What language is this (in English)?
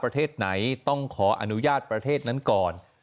Thai